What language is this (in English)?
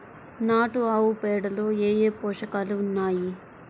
Telugu